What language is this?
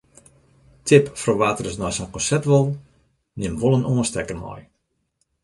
Western Frisian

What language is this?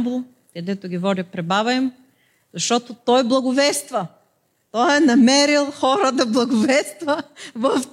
Bulgarian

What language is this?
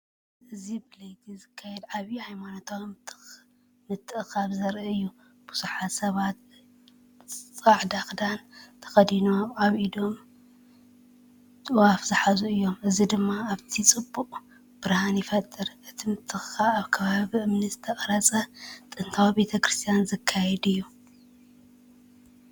Tigrinya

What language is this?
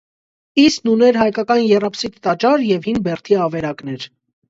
Armenian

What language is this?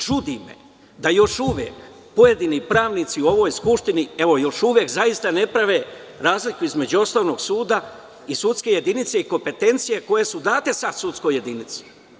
Serbian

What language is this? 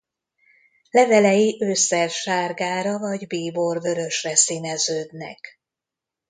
Hungarian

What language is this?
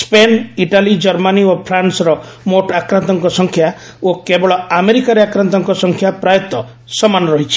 Odia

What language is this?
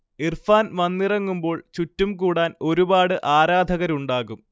Malayalam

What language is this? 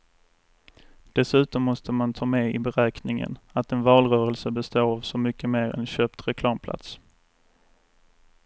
Swedish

